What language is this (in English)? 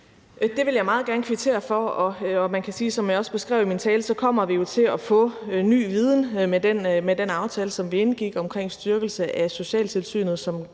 Danish